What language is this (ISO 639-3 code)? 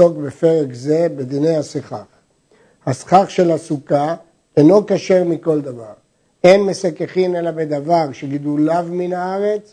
heb